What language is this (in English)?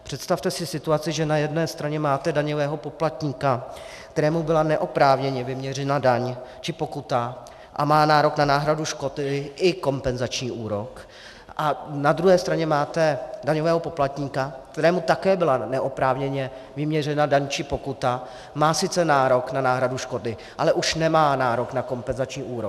Czech